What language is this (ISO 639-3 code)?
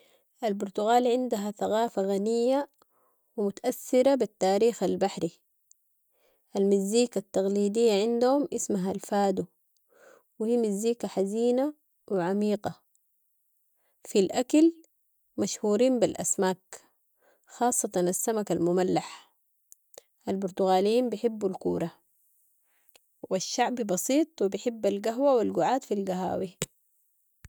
apd